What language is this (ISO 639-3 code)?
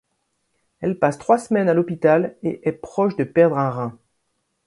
fra